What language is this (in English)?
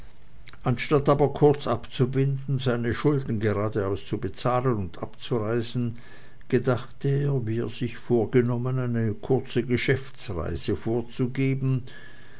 German